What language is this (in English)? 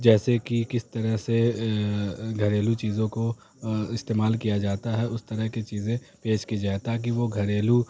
Urdu